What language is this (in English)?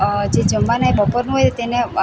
Gujarati